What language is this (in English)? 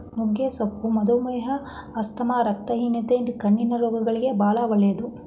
Kannada